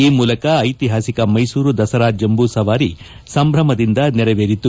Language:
Kannada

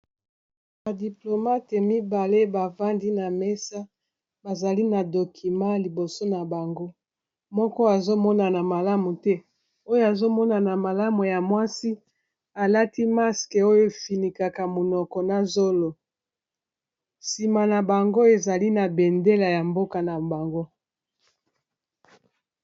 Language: Lingala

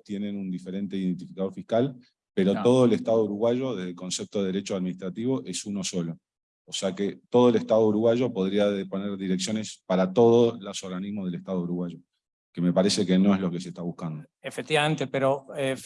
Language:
Spanish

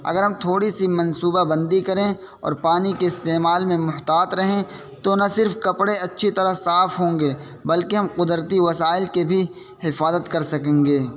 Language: Urdu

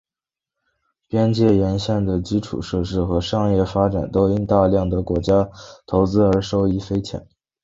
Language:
Chinese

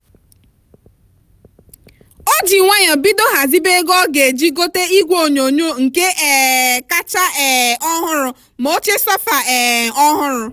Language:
Igbo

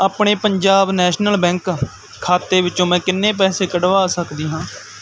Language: Punjabi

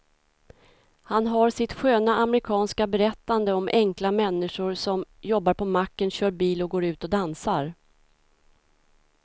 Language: Swedish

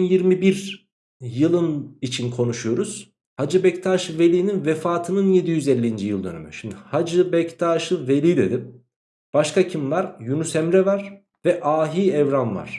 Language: Turkish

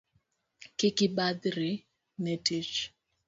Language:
Luo (Kenya and Tanzania)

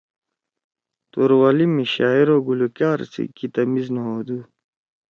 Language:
Torwali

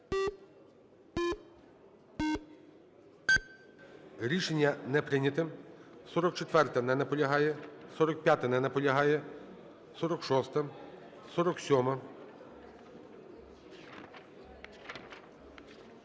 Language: Ukrainian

